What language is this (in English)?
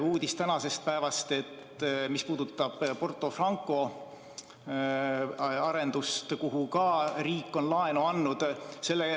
Estonian